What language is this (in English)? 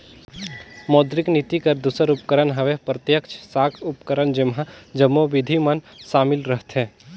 Chhattisgarhi